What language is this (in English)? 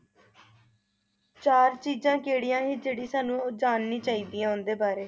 Punjabi